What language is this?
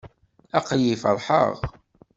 Kabyle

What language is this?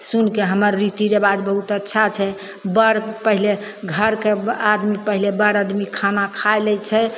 Maithili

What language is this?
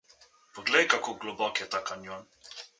Slovenian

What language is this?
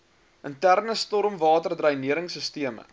Afrikaans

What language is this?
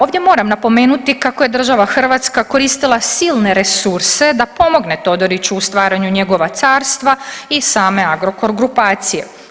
Croatian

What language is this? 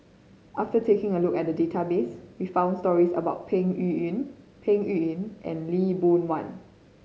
English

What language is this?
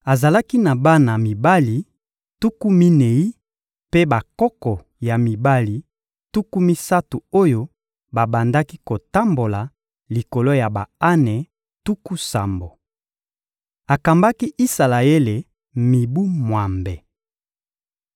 Lingala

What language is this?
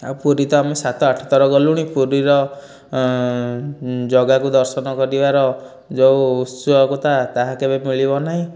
Odia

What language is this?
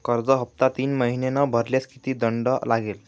Marathi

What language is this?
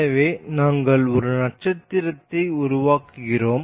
Tamil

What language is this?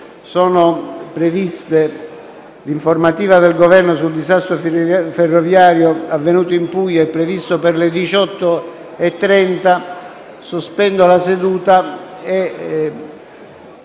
Italian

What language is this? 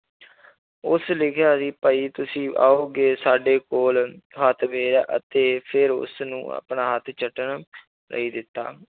Punjabi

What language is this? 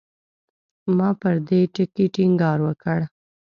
Pashto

